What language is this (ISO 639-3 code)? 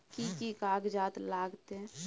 mai